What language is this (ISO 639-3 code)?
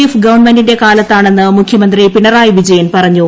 mal